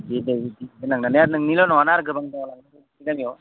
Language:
Bodo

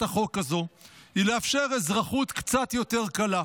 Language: Hebrew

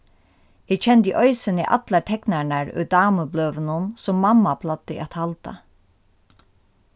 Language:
Faroese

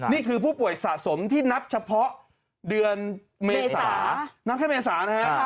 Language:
Thai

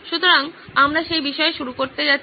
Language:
Bangla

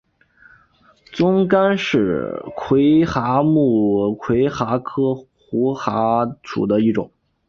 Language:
Chinese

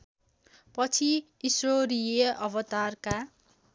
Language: Nepali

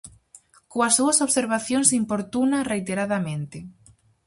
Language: Galician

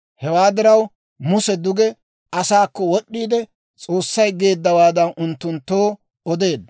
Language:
Dawro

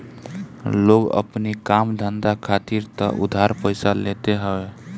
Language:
Bhojpuri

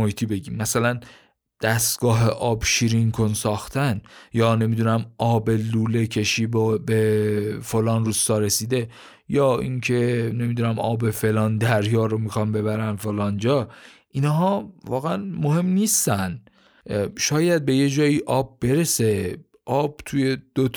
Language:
Persian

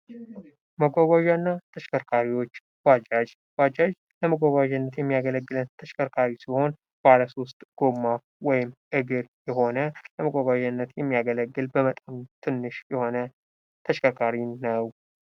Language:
Amharic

